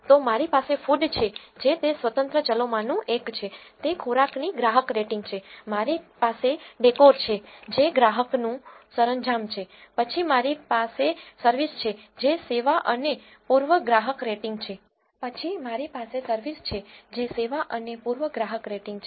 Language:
Gujarati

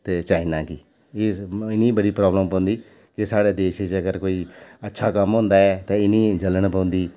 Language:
Dogri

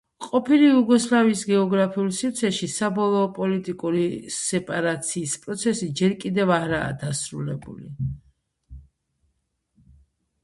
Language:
Georgian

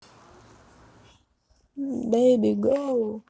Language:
Russian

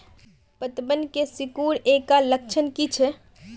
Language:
Magahi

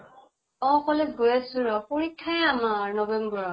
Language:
Assamese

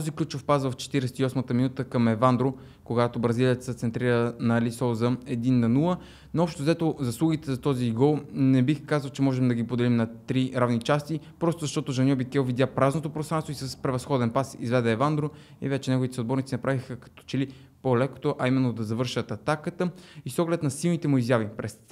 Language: Bulgarian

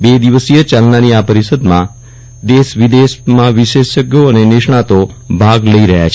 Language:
Gujarati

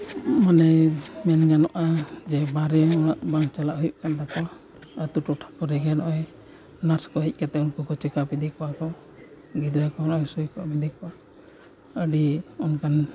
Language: Santali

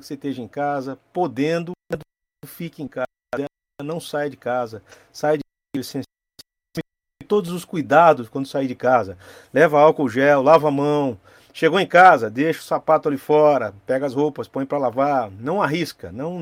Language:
Portuguese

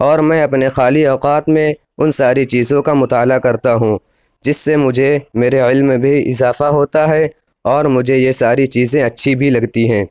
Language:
Urdu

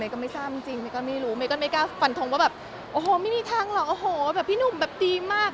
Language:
Thai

